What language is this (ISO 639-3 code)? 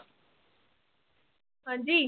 pan